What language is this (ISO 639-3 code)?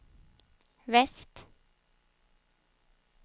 swe